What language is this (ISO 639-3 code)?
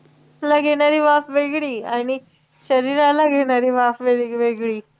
mar